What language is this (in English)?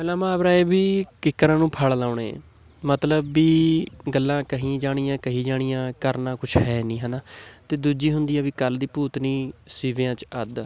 Punjabi